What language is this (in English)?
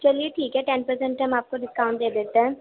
Urdu